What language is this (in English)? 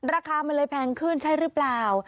Thai